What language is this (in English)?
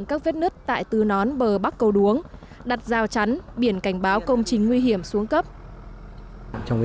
Vietnamese